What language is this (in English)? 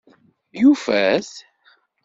Kabyle